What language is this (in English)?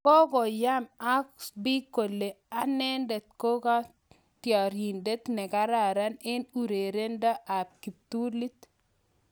Kalenjin